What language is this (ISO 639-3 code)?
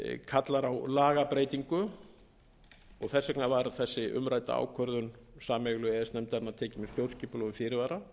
isl